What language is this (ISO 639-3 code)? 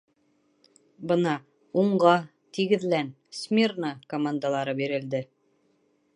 bak